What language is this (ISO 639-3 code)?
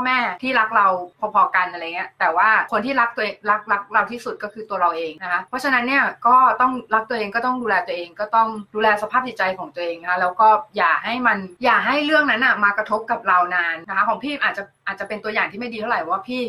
tha